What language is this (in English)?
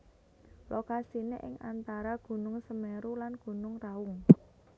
Javanese